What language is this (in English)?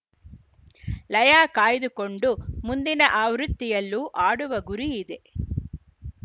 Kannada